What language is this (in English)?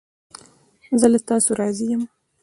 Pashto